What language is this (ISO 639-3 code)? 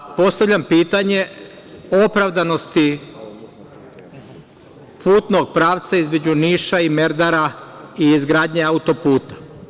srp